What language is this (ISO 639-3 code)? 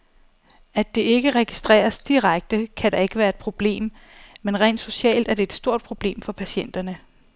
dan